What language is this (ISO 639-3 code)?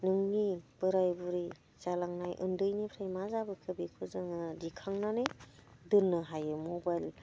brx